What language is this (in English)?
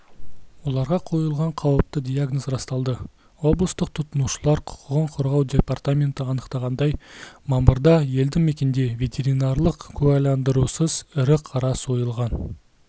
Kazakh